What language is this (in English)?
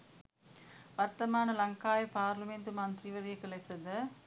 Sinhala